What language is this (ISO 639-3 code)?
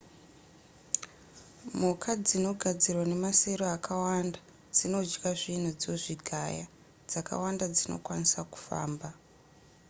sna